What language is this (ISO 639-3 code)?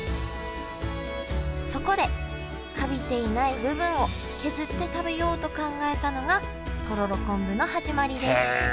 jpn